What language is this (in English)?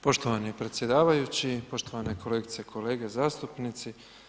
Croatian